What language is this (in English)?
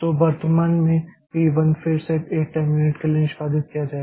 Hindi